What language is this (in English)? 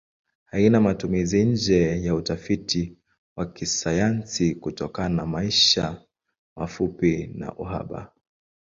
Swahili